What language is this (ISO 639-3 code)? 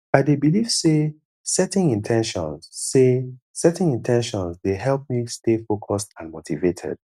pcm